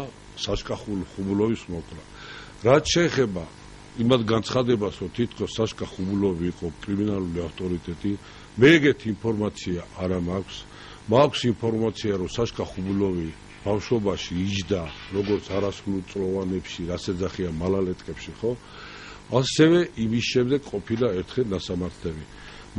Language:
Hebrew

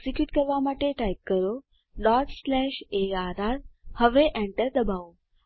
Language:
Gujarati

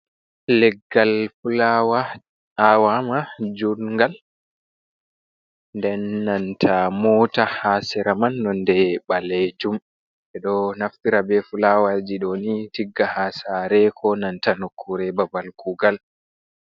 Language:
Fula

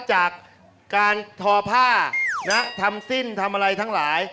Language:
Thai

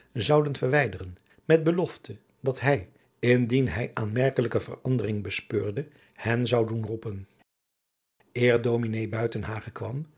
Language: Dutch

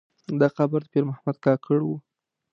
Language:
Pashto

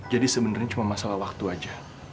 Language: Indonesian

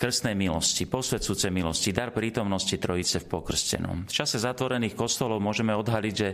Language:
Slovak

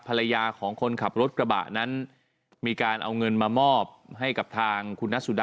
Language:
Thai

